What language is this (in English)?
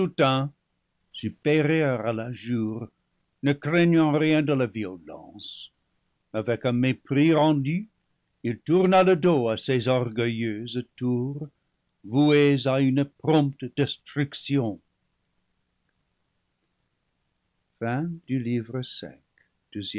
French